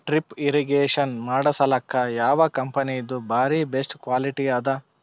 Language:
Kannada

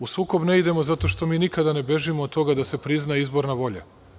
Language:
Serbian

